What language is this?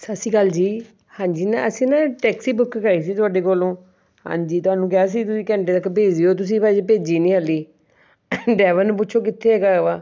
Punjabi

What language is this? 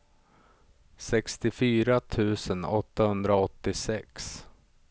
Swedish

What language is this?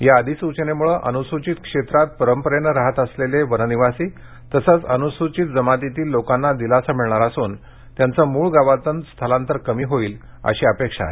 Marathi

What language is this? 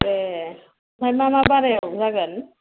Bodo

